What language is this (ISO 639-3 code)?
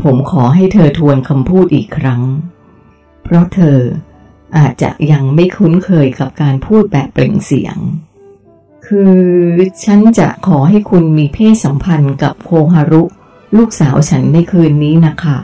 tha